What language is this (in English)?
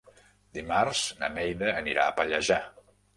Catalan